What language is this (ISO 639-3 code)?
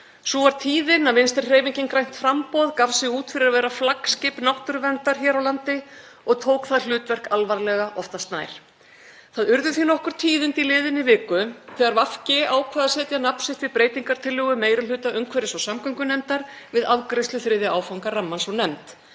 isl